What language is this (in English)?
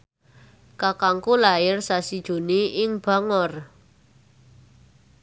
Javanese